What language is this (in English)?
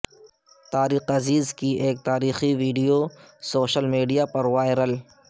Urdu